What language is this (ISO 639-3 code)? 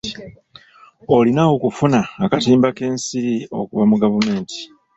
lug